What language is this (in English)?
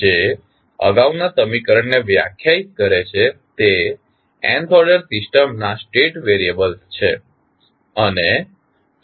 Gujarati